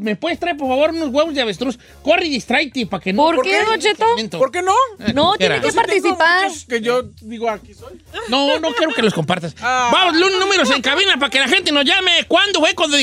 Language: Spanish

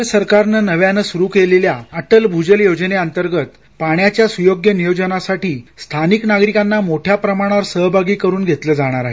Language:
Marathi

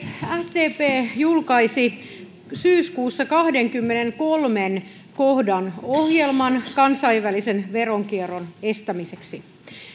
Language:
Finnish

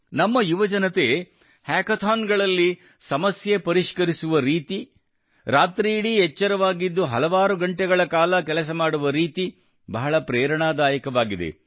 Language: Kannada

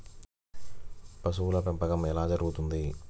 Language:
Telugu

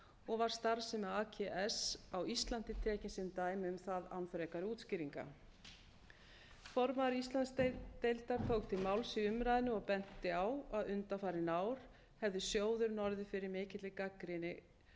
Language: Icelandic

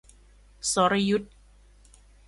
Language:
Thai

